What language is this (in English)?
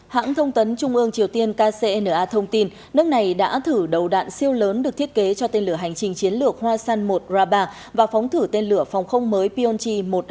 Vietnamese